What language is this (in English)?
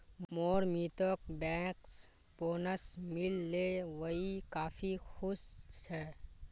Magahi